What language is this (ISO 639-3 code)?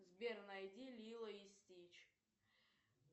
rus